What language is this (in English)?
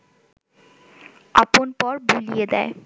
Bangla